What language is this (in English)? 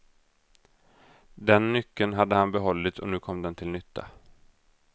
Swedish